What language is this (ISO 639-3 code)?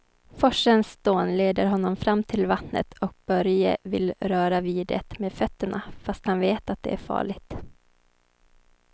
swe